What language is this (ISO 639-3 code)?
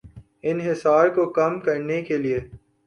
urd